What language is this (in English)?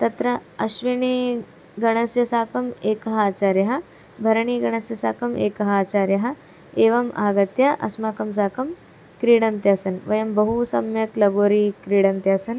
Sanskrit